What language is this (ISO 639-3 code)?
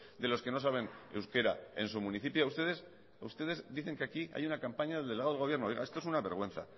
spa